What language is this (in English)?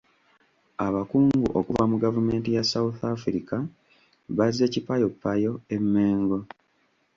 Ganda